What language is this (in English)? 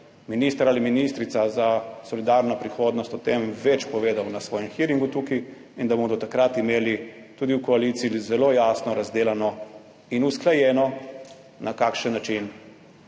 Slovenian